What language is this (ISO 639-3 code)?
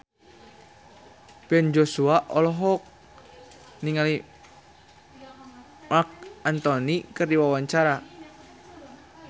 sun